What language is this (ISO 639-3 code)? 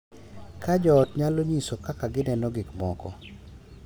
luo